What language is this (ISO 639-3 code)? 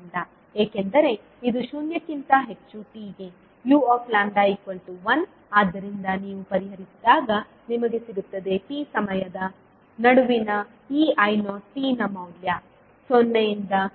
kan